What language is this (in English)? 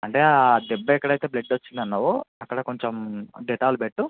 Telugu